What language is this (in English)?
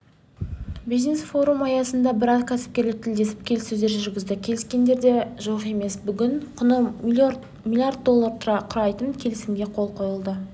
Kazakh